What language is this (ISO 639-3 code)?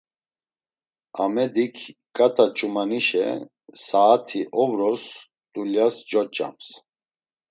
lzz